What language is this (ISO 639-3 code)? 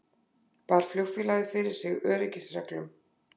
isl